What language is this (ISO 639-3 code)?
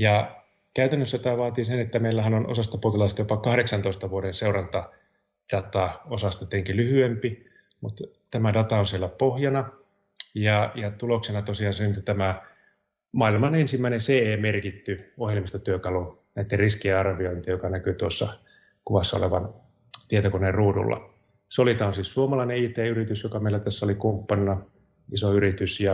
fin